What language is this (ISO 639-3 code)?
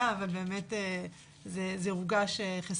heb